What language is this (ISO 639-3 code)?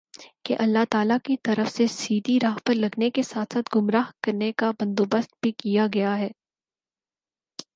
urd